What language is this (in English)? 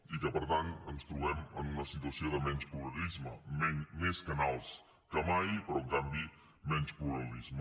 Catalan